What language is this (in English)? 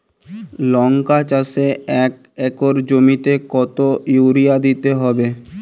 Bangla